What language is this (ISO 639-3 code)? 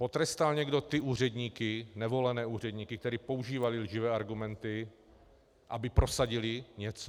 ces